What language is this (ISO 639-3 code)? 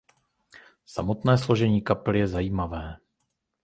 ces